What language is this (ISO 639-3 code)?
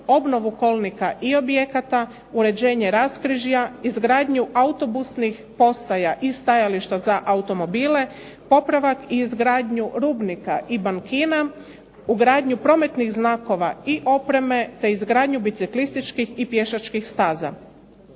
hrv